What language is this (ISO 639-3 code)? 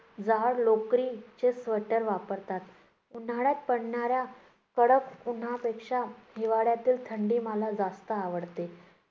mar